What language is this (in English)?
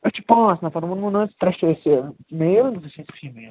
Kashmiri